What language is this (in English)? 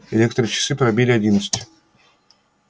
Russian